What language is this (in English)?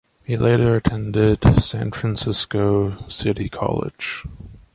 English